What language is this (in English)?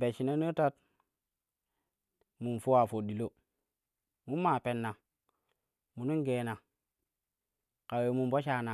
Kushi